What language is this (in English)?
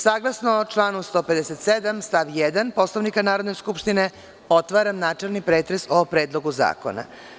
Serbian